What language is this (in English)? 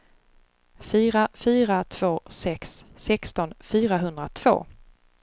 Swedish